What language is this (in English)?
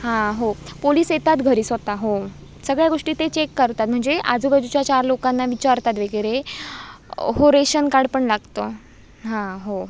Marathi